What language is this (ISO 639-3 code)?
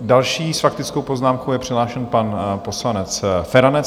ces